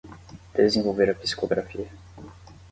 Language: Portuguese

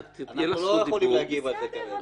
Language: Hebrew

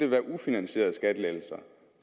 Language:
Danish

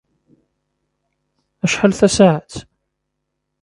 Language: Kabyle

